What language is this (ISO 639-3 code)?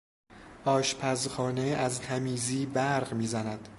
fas